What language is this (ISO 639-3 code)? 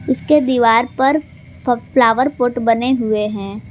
hin